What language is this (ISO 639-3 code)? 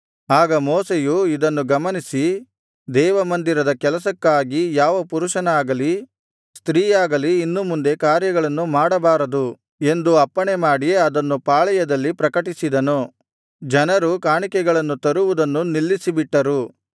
kan